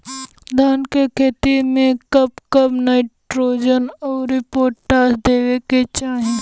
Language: Bhojpuri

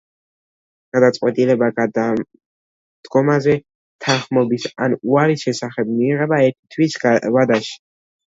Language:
Georgian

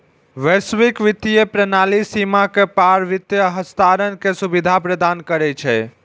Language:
Maithili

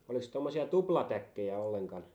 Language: Finnish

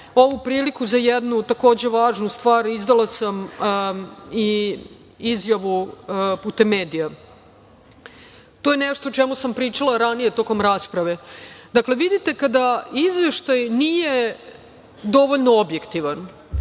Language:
Serbian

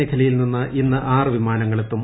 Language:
Malayalam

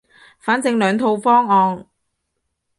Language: Cantonese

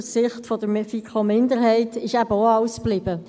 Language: Swiss German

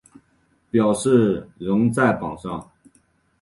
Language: Chinese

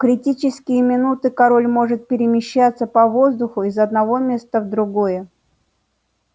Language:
Russian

